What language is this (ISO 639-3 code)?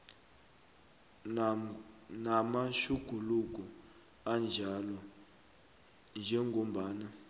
nbl